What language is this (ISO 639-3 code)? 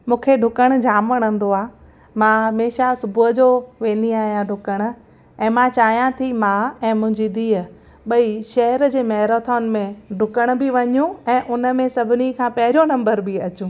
snd